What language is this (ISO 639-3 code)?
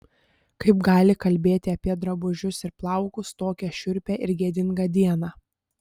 lit